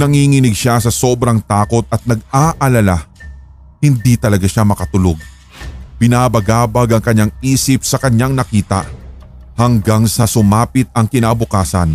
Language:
Filipino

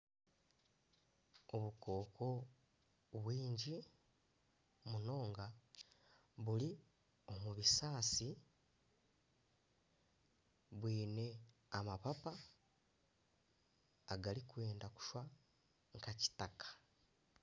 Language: Nyankole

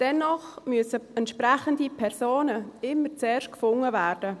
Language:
Swiss German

